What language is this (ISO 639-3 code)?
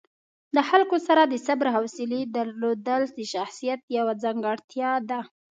pus